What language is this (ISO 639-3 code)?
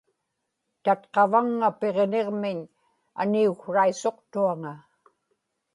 ipk